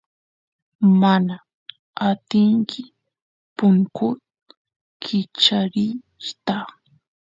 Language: Santiago del Estero Quichua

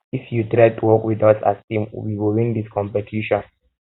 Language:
Nigerian Pidgin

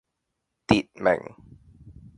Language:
Cantonese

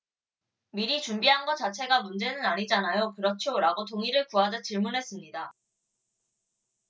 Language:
Korean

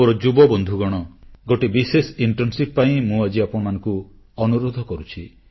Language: Odia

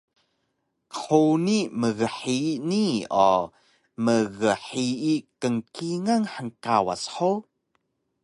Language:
Taroko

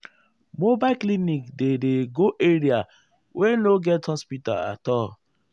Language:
Nigerian Pidgin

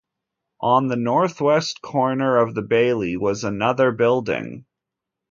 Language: English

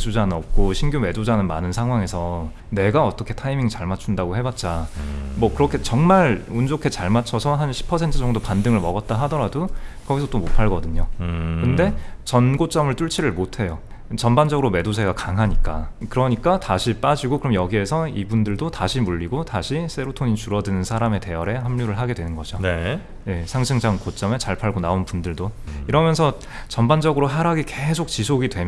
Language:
Korean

